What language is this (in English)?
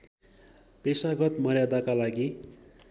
Nepali